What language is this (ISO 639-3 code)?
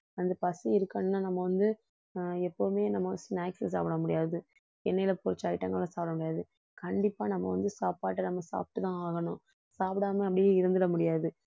tam